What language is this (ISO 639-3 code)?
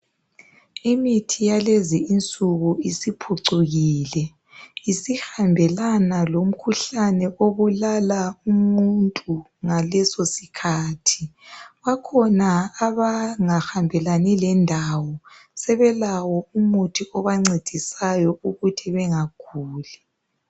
nde